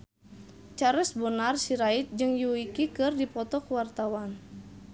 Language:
Sundanese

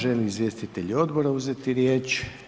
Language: Croatian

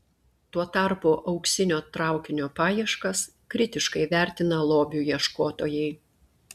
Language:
Lithuanian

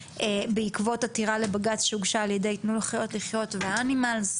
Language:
Hebrew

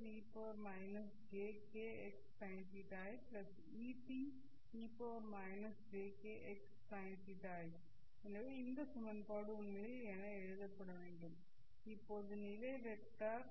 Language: Tamil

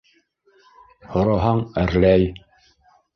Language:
Bashkir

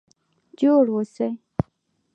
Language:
Pashto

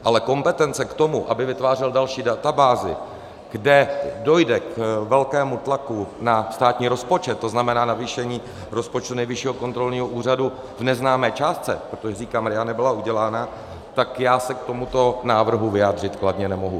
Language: Czech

